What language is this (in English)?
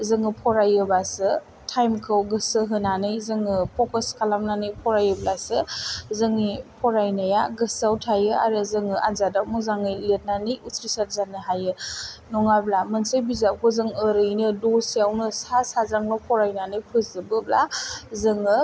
Bodo